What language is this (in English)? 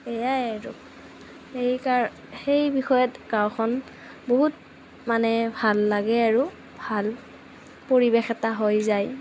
Assamese